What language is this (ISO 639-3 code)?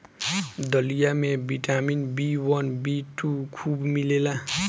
bho